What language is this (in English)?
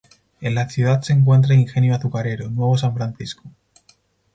Spanish